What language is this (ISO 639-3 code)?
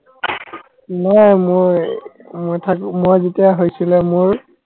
asm